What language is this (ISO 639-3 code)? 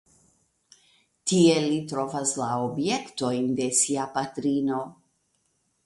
epo